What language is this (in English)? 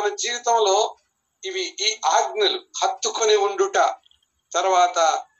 Telugu